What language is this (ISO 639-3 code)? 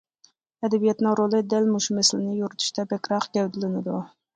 uig